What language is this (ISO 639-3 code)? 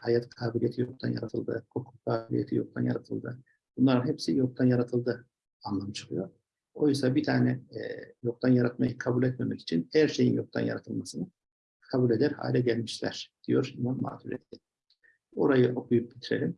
tur